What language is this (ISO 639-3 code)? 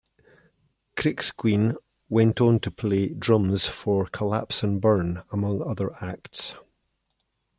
eng